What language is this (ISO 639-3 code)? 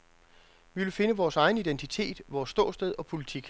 dan